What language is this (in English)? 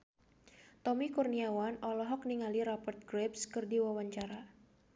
Sundanese